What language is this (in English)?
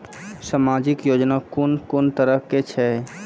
Maithili